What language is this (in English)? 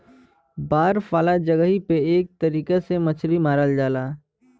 Bhojpuri